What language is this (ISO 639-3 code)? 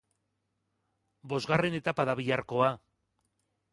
eus